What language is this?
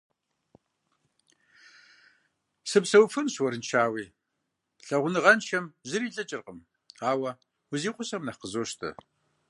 Kabardian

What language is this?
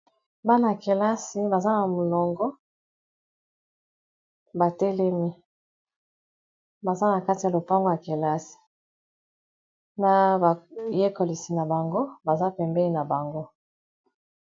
Lingala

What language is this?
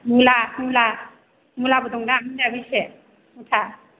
Bodo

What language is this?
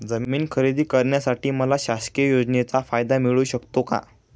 Marathi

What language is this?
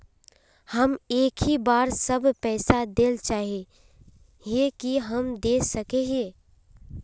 Magahi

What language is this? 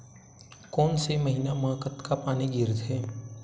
Chhattisgarhi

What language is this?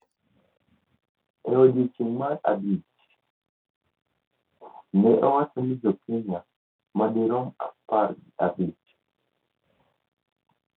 Luo (Kenya and Tanzania)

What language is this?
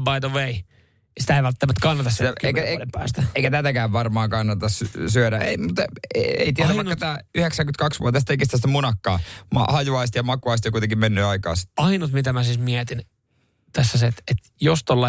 Finnish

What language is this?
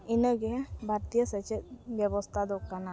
Santali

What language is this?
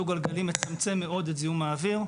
Hebrew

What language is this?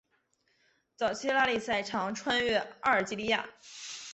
Chinese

